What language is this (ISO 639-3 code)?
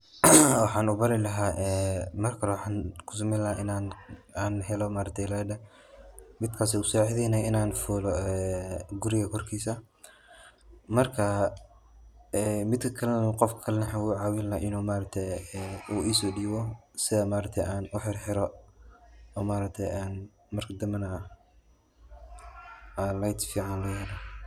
som